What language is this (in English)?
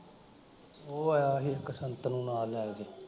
Punjabi